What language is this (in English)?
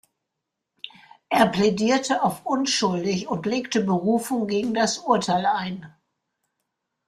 German